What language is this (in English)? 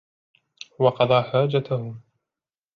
Arabic